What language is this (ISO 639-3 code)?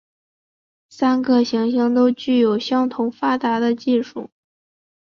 zho